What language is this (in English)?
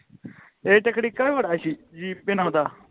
Punjabi